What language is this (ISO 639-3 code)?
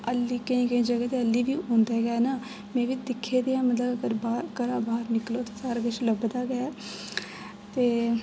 doi